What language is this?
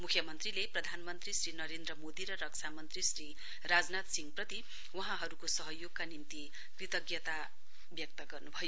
Nepali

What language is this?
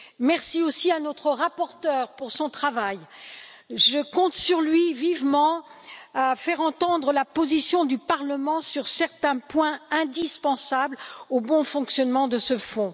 French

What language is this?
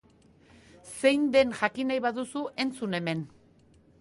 Basque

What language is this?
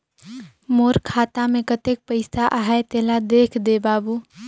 Chhattisgarhi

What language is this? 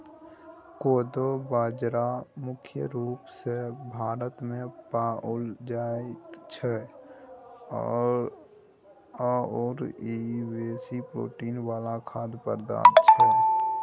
Maithili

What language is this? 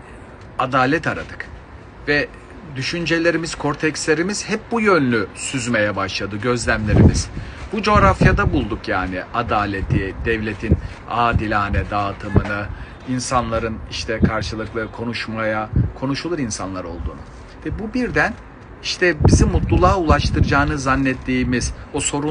Turkish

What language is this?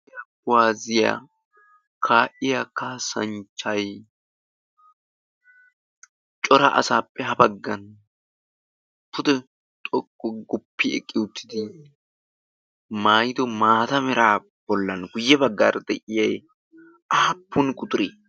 Wolaytta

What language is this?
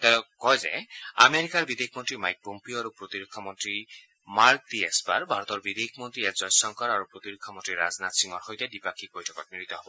Assamese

